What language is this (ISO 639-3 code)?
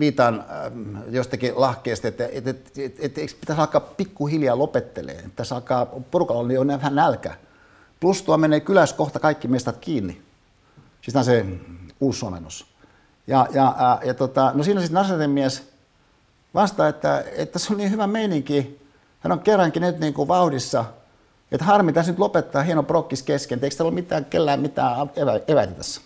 fin